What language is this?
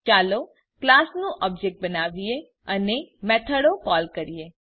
Gujarati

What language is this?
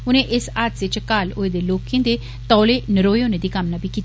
Dogri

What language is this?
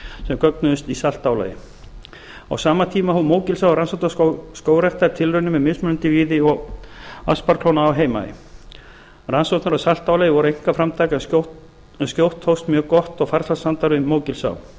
Icelandic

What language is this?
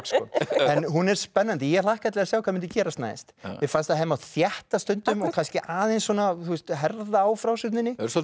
Icelandic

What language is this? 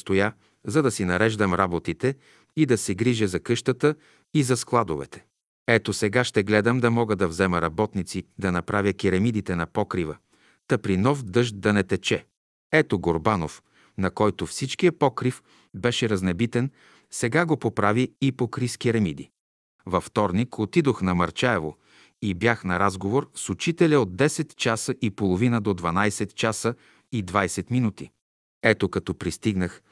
Bulgarian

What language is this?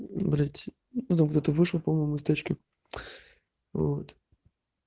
Russian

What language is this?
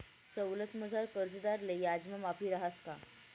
Marathi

